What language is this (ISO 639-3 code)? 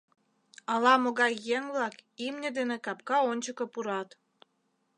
chm